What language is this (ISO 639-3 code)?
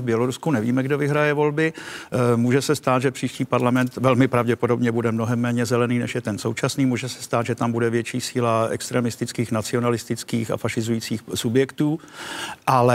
ces